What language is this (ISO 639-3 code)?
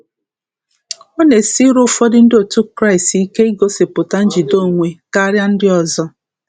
ibo